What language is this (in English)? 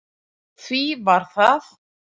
Icelandic